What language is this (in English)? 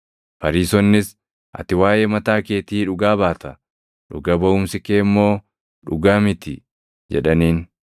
Oromo